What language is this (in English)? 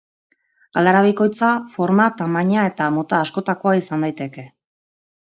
Basque